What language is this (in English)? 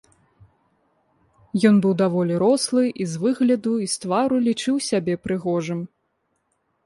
Belarusian